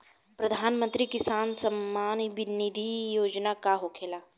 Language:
Bhojpuri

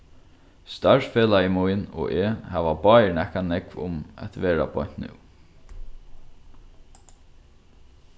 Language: Faroese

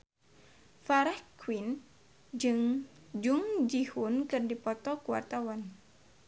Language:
Sundanese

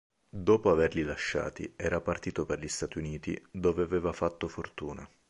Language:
Italian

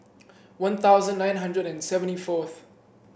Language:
English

